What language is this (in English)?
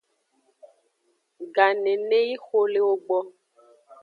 Aja (Benin)